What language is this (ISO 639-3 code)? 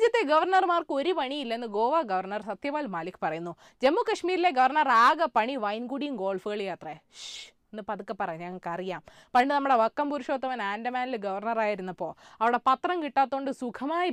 mal